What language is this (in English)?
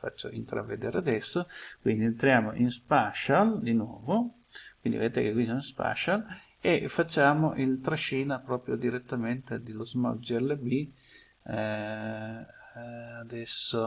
Italian